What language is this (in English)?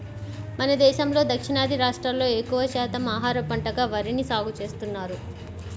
Telugu